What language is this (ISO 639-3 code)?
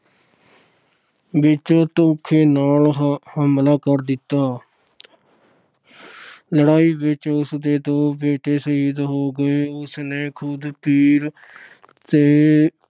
pan